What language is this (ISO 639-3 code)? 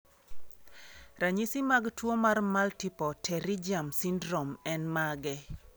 luo